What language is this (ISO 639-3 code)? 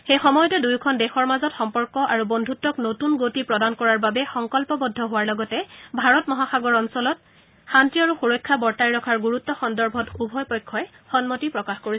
asm